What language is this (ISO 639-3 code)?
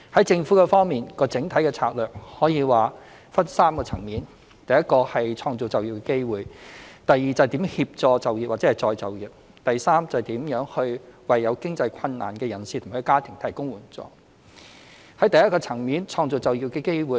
yue